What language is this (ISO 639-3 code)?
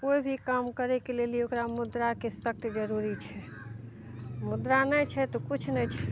mai